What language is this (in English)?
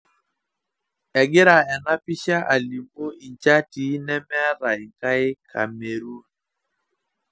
Masai